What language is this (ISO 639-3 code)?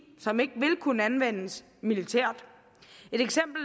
dan